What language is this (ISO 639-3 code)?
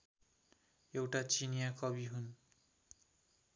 nep